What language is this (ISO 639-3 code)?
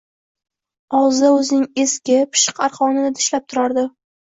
uzb